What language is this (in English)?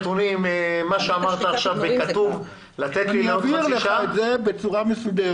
Hebrew